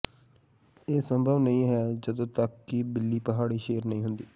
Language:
Punjabi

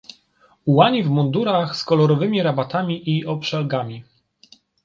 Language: Polish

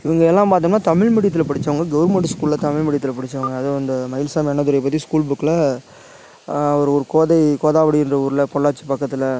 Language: Tamil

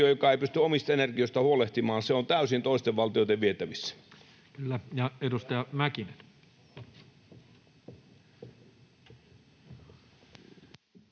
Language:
Finnish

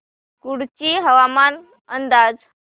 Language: Marathi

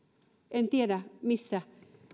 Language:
Finnish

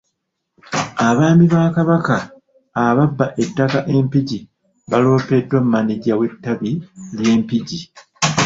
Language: Ganda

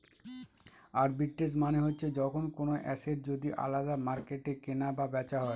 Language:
Bangla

